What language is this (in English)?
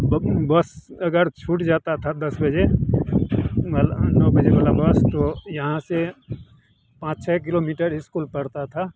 Hindi